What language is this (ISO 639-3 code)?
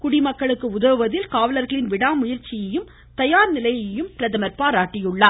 tam